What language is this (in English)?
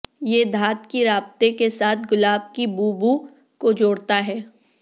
Urdu